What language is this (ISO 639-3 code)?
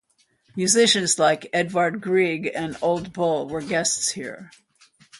eng